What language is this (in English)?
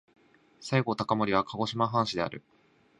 Japanese